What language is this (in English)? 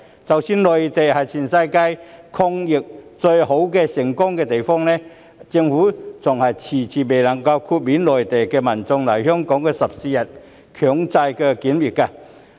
Cantonese